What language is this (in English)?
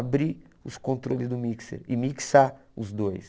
Portuguese